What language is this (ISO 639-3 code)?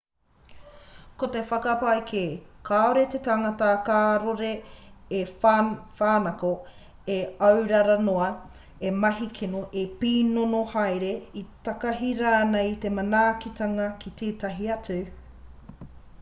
mri